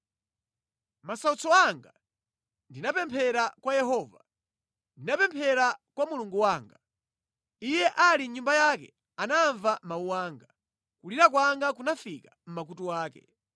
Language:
Nyanja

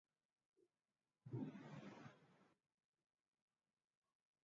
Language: Swahili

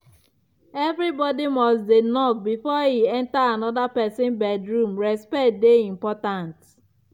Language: Nigerian Pidgin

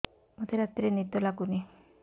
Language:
Odia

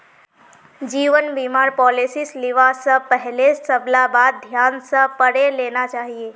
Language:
Magahi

